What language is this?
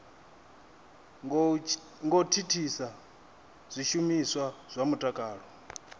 Venda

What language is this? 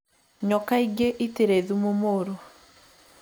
Kikuyu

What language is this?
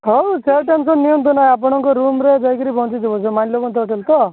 Odia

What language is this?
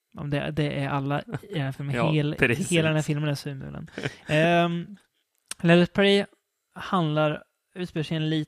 Swedish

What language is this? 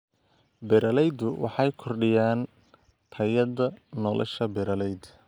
Somali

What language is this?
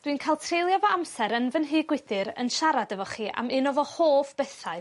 Welsh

